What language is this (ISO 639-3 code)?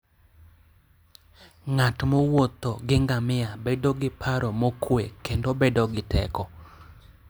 luo